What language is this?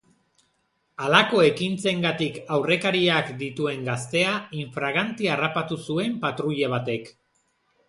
Basque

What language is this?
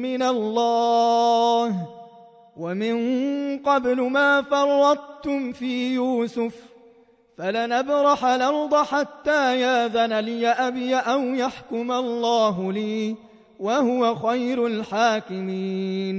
Arabic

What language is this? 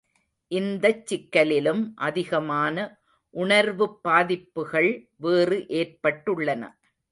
Tamil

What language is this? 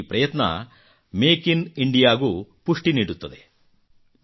Kannada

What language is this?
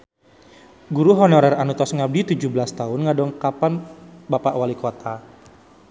Sundanese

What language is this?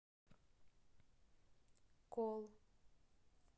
Russian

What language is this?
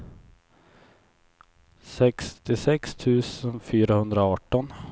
Swedish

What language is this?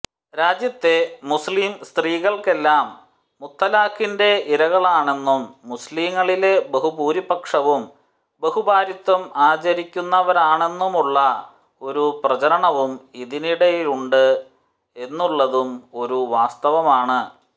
Malayalam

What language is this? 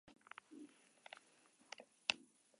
Basque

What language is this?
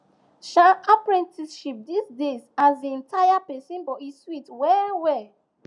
Nigerian Pidgin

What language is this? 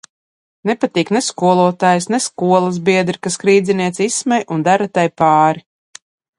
Latvian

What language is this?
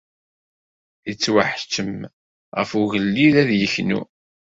Kabyle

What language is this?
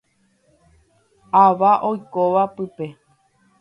Guarani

